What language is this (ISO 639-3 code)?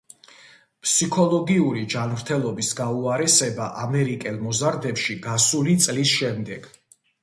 kat